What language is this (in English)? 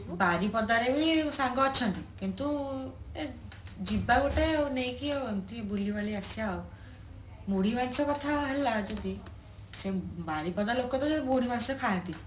Odia